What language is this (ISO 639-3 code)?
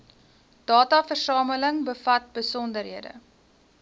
afr